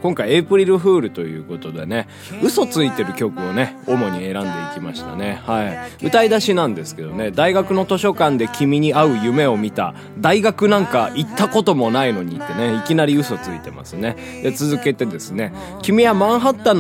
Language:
Japanese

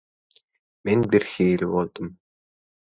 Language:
Turkmen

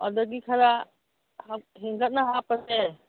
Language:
Manipuri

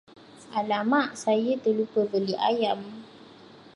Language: Malay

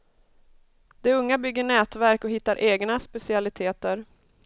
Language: Swedish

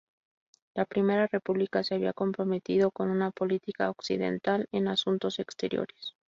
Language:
Spanish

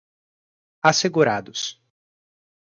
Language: Portuguese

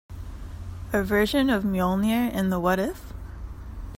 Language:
English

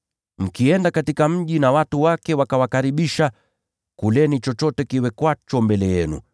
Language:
Swahili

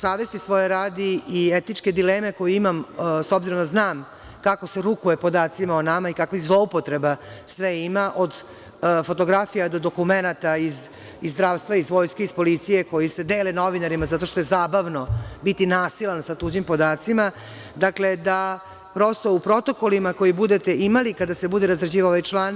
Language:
Serbian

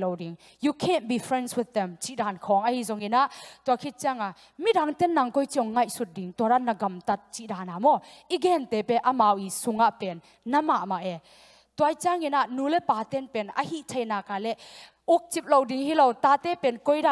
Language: Thai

